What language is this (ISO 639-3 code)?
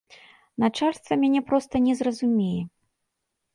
bel